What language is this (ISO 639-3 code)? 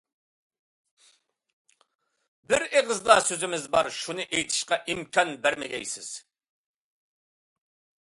uig